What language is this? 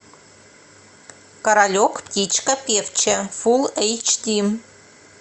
Russian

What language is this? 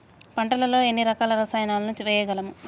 Telugu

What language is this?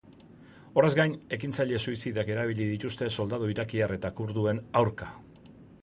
Basque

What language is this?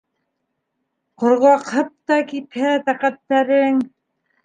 Bashkir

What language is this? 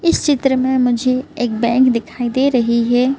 Hindi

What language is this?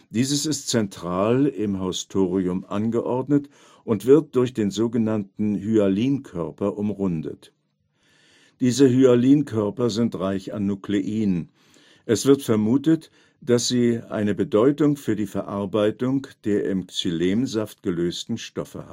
German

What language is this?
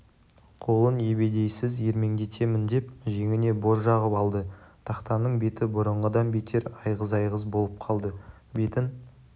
Kazakh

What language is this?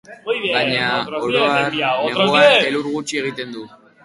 Basque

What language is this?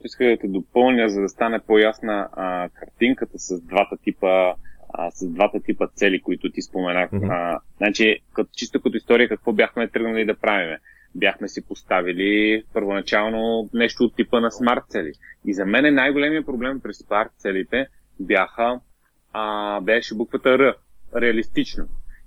Bulgarian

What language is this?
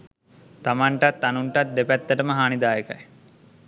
Sinhala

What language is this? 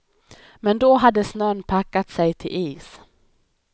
Swedish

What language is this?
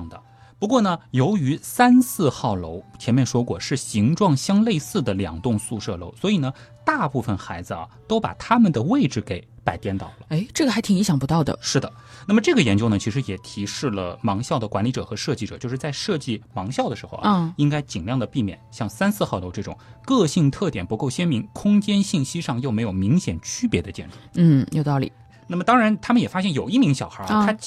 Chinese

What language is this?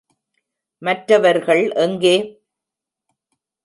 Tamil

